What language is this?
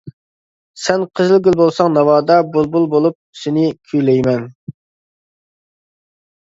Uyghur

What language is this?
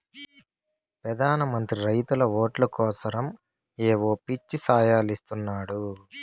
Telugu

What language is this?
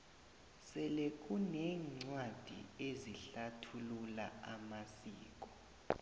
South Ndebele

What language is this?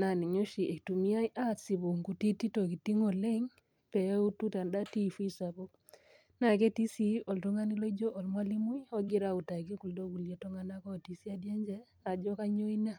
Masai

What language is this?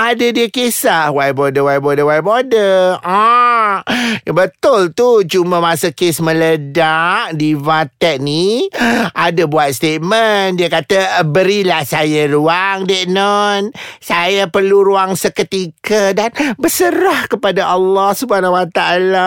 Malay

